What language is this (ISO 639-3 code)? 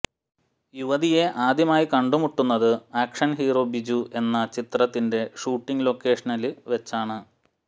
mal